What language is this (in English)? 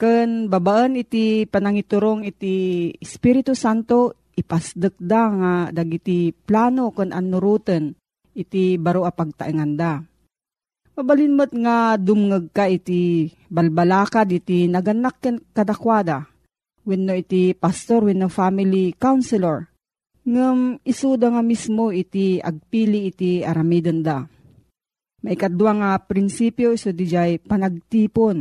Filipino